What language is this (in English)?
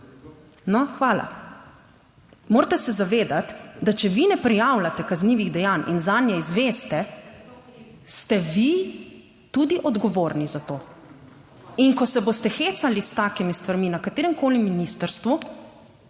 Slovenian